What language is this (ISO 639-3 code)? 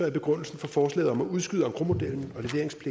dan